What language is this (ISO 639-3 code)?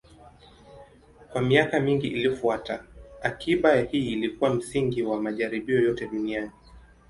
swa